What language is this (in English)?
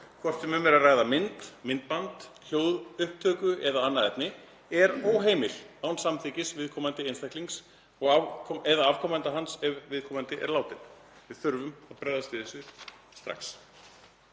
Icelandic